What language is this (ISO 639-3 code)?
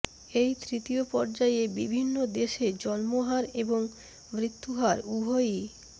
ben